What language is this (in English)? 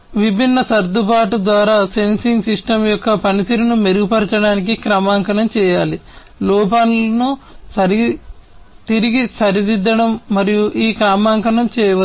Telugu